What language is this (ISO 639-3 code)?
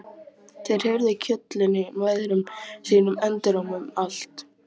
isl